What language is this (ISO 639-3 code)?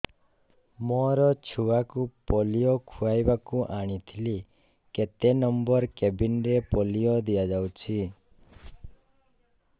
ori